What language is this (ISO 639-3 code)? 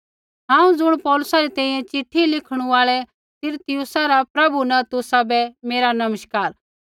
kfx